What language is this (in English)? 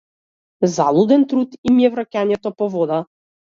Macedonian